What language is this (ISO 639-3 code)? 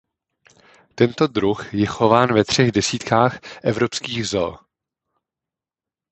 ces